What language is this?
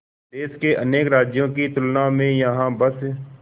Hindi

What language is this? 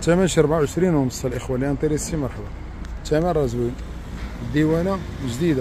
Arabic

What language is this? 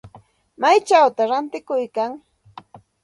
Santa Ana de Tusi Pasco Quechua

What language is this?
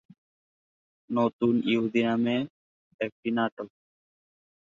Bangla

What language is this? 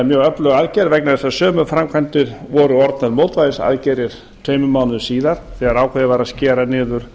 Icelandic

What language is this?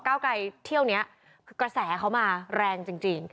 Thai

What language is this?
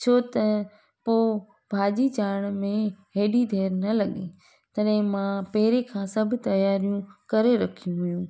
Sindhi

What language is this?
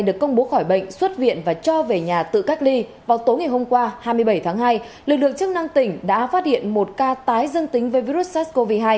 Vietnamese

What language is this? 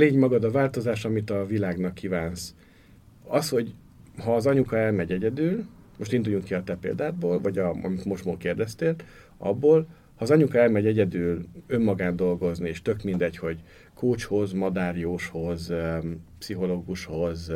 Hungarian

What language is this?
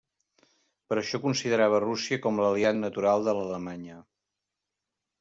Catalan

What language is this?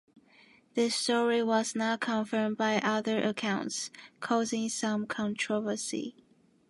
English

